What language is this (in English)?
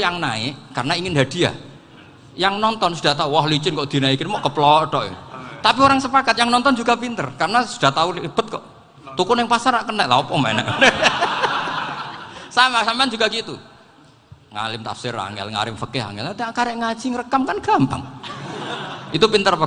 Indonesian